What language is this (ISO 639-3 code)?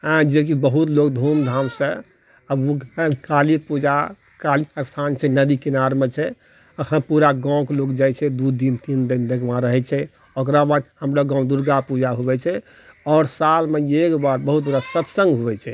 mai